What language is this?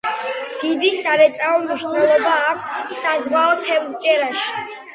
Georgian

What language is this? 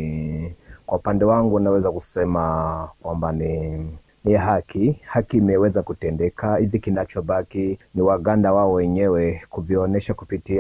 Swahili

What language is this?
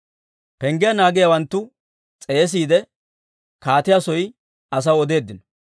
Dawro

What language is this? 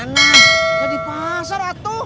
Indonesian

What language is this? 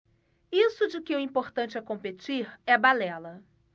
Portuguese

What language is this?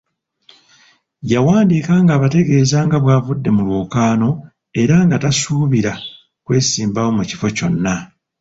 Ganda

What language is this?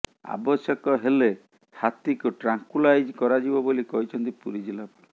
Odia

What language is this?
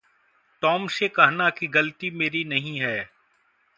Hindi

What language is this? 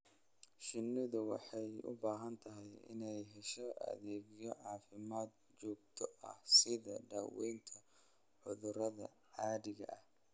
Somali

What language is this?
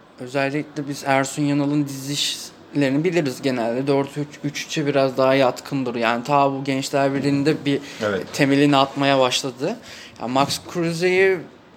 Turkish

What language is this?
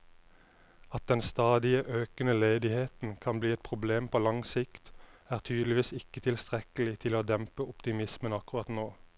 Norwegian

